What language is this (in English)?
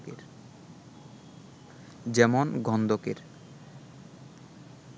Bangla